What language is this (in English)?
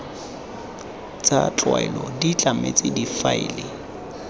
Tswana